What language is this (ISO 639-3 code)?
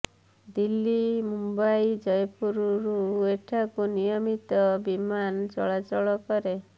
ori